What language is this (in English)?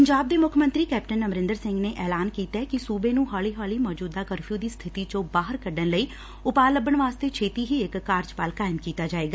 Punjabi